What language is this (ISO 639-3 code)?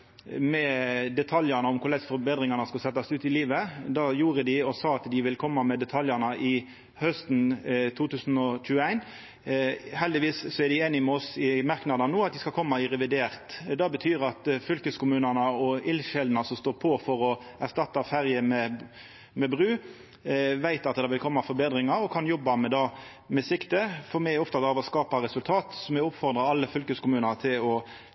nno